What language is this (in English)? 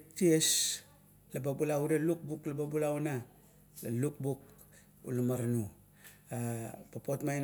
Kuot